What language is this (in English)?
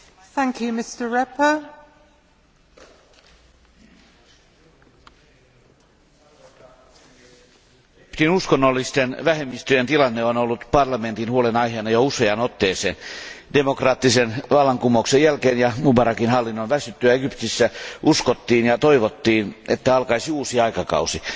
Finnish